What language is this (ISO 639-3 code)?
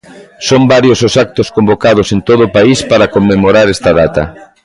glg